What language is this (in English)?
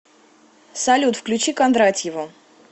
Russian